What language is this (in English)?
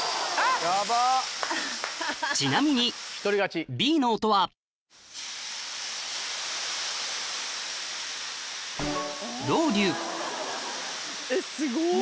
Japanese